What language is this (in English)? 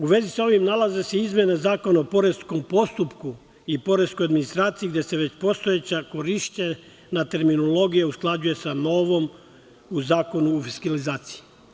Serbian